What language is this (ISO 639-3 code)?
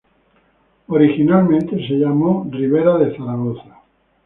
spa